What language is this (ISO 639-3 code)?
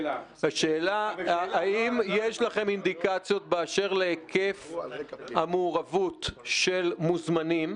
heb